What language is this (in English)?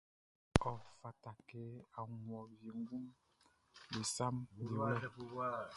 Baoulé